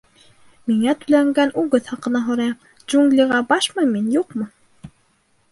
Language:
Bashkir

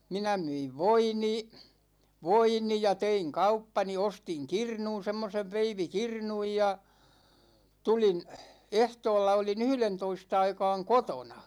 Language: Finnish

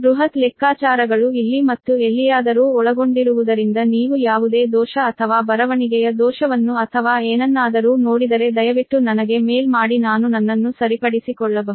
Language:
Kannada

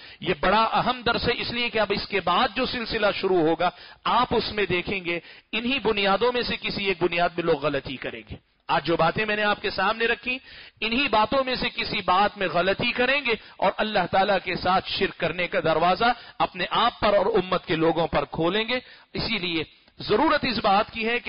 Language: Arabic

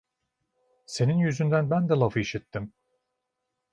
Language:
Turkish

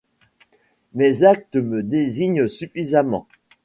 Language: French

